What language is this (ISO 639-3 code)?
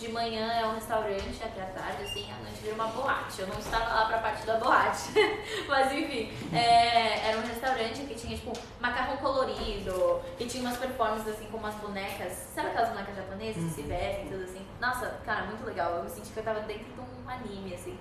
por